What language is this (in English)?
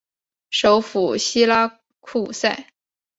Chinese